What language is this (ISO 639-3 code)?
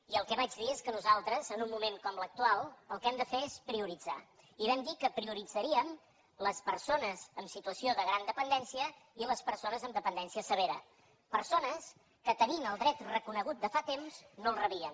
cat